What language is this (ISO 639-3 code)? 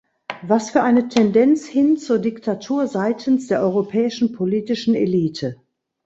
deu